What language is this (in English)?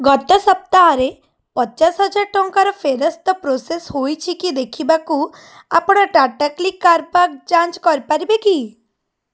Odia